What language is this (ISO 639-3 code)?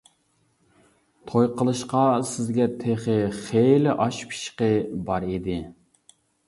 uig